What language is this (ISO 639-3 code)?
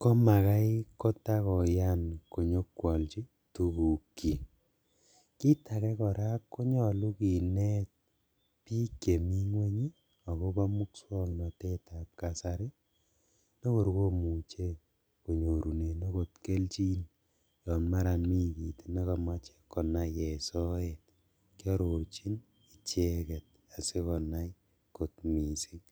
kln